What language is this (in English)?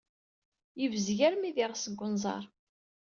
Kabyle